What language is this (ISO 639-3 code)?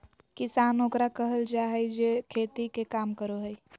mag